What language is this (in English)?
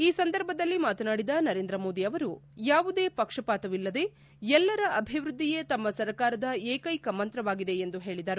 Kannada